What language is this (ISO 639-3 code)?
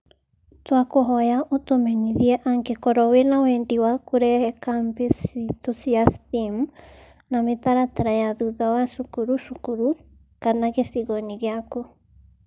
kik